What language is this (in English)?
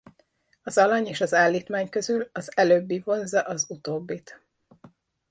Hungarian